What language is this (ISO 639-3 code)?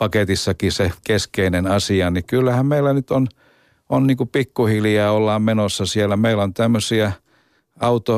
fin